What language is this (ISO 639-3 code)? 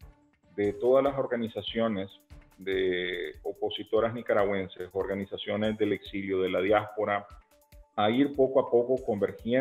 spa